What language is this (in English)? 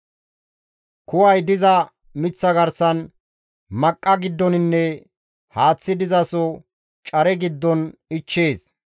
Gamo